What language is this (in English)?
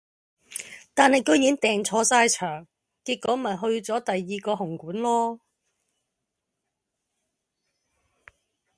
Cantonese